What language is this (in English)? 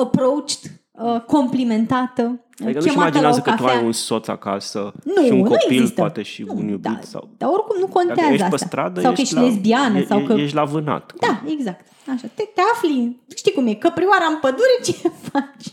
Romanian